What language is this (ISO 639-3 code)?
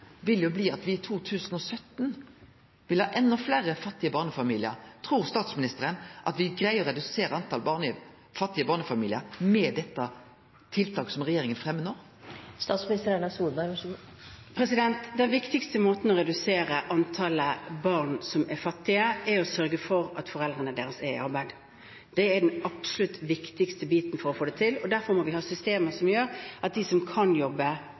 nor